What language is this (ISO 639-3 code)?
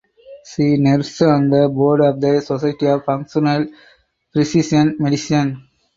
eng